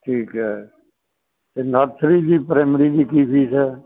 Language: Punjabi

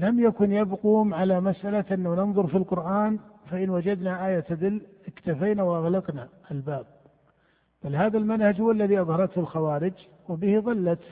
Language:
Arabic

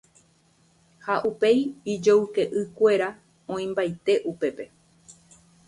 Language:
Guarani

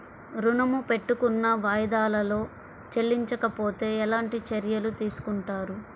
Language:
Telugu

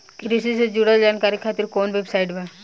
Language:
Bhojpuri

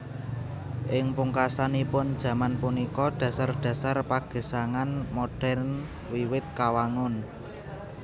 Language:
Javanese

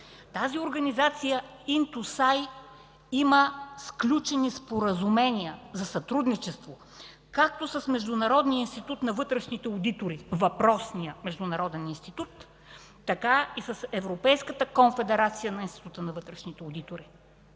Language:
Bulgarian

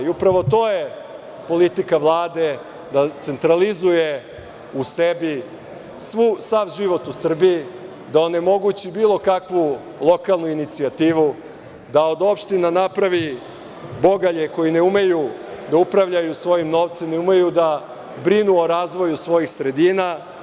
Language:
Serbian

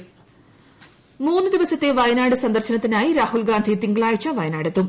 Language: Malayalam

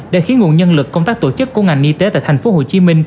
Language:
Vietnamese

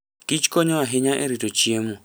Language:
Luo (Kenya and Tanzania)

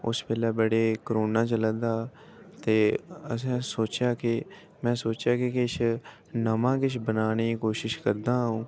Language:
Dogri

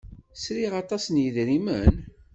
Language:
Kabyle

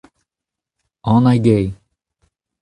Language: Breton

